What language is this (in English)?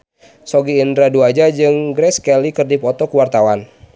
Sundanese